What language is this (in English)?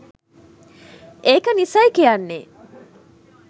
Sinhala